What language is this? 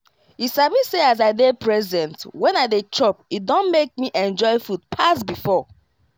Nigerian Pidgin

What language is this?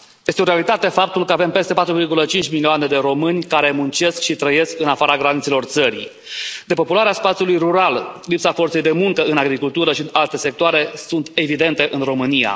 Romanian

